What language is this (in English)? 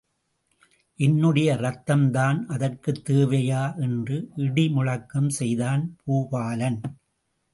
Tamil